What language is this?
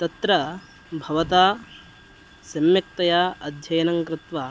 Sanskrit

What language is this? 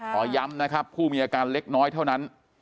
Thai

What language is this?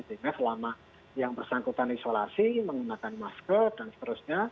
Indonesian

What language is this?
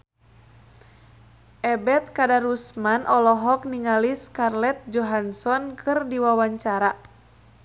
Sundanese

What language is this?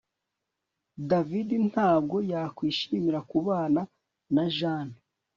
Kinyarwanda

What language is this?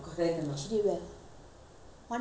English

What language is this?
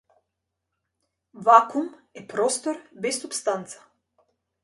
Macedonian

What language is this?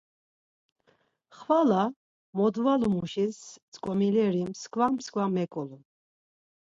Laz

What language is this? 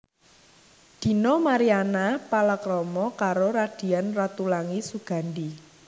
Javanese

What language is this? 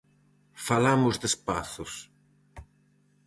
Galician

